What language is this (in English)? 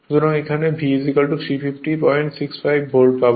Bangla